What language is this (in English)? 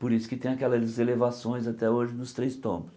Portuguese